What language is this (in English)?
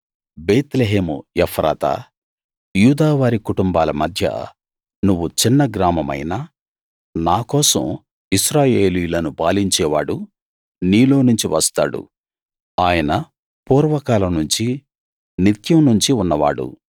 Telugu